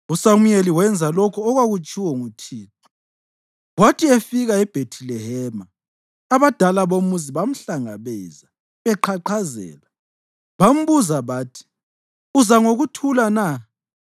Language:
North Ndebele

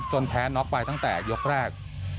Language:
Thai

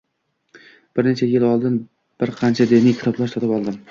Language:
Uzbek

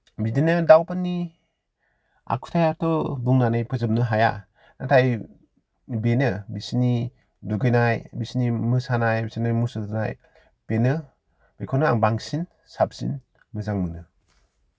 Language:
Bodo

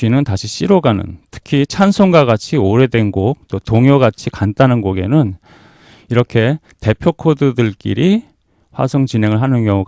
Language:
Korean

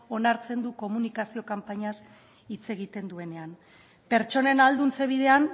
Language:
Basque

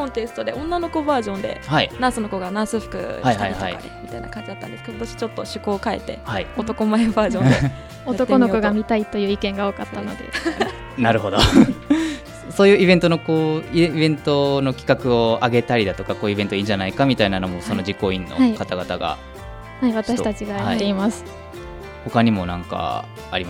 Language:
Japanese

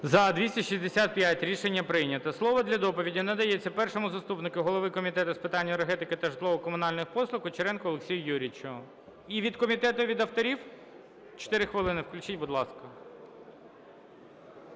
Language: Ukrainian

